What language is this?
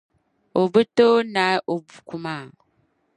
Dagbani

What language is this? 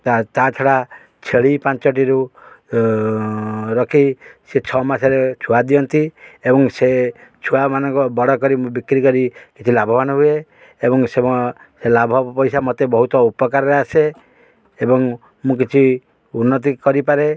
Odia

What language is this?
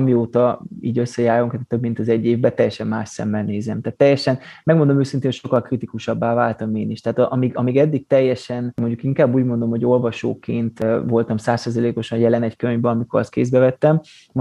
Hungarian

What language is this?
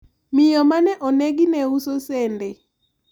Luo (Kenya and Tanzania)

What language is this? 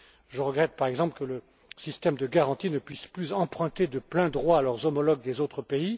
French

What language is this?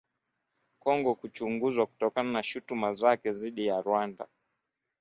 Swahili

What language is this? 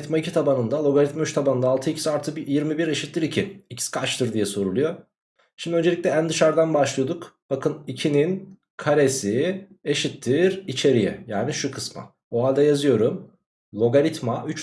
Turkish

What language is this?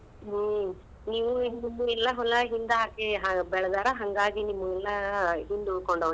Kannada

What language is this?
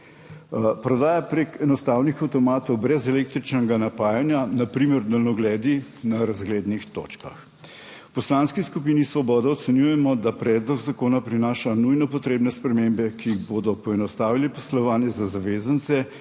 Slovenian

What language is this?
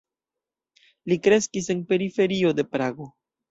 Esperanto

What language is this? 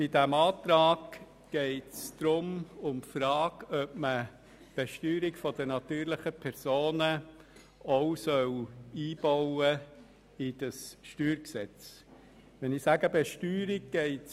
Swiss German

